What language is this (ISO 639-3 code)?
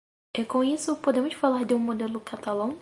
por